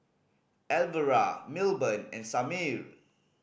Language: English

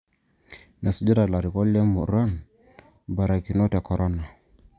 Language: Masai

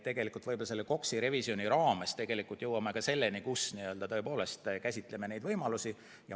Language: Estonian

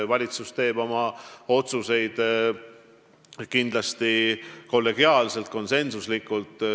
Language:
Estonian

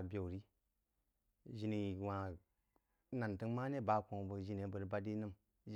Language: Jiba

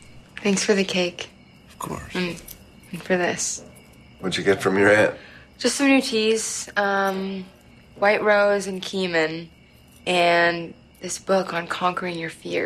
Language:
Danish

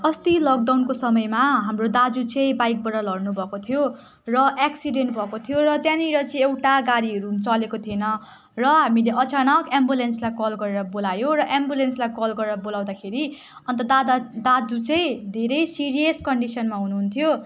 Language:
Nepali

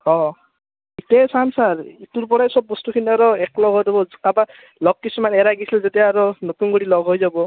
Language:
Assamese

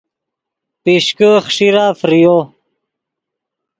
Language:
Yidgha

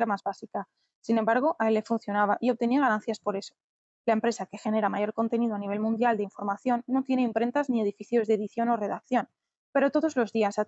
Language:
Spanish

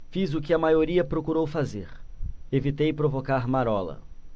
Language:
Portuguese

